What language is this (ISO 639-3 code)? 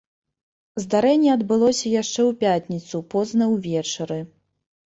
bel